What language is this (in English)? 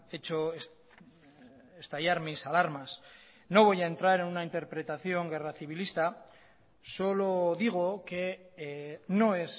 Spanish